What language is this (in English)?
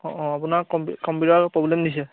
Assamese